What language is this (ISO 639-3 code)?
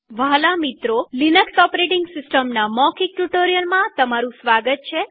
guj